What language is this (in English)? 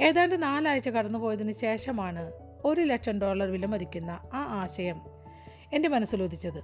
Malayalam